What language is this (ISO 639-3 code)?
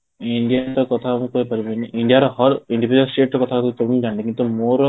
ori